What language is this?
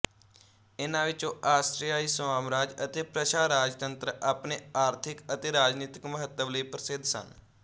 Punjabi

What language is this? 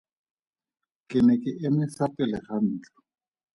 Tswana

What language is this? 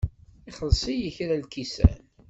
Kabyle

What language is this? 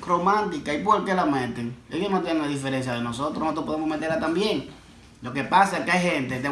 Spanish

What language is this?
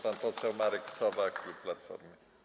Polish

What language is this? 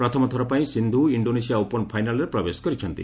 Odia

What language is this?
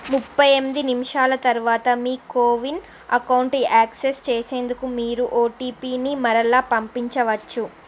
Telugu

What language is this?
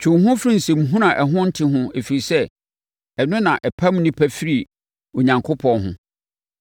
Akan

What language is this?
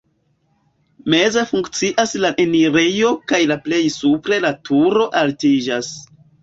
Esperanto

